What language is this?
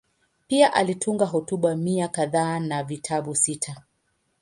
Swahili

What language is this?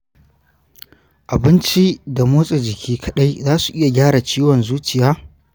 Hausa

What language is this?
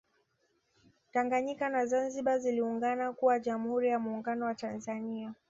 Swahili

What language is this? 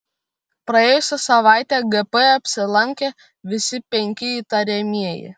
Lithuanian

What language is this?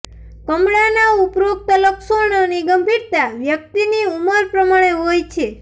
Gujarati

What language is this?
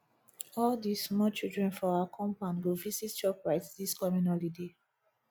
Nigerian Pidgin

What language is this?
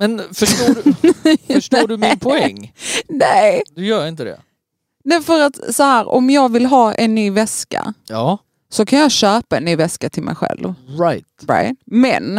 Swedish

